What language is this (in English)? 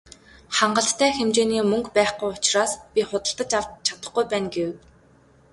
Mongolian